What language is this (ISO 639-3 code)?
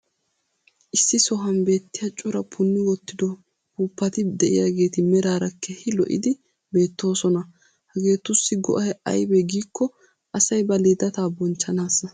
wal